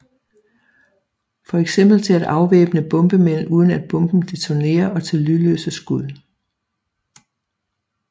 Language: Danish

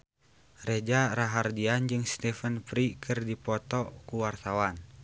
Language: Sundanese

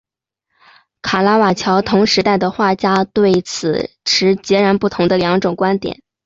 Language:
Chinese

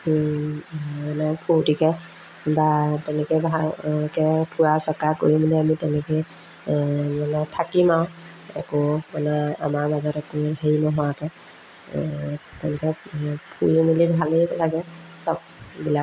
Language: Assamese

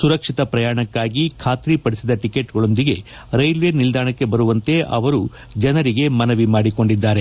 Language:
Kannada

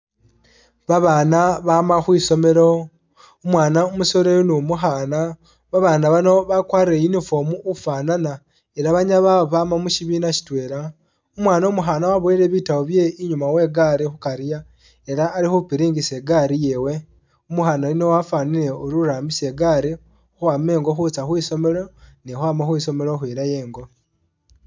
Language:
Masaaba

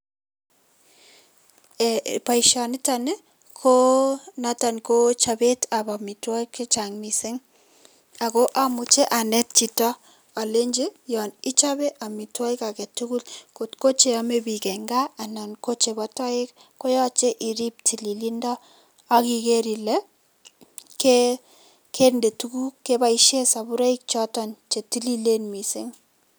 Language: Kalenjin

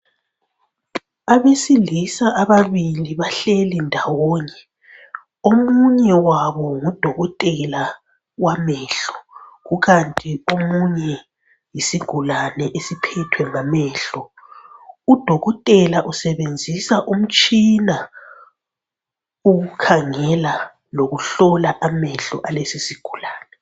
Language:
North Ndebele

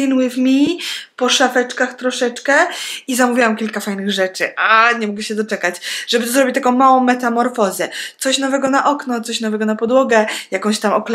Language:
Polish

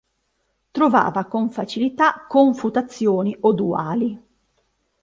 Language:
Italian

